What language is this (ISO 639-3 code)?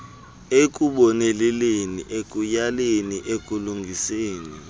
xho